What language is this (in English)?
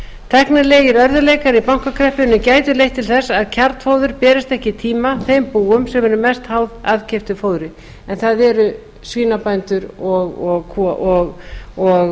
Icelandic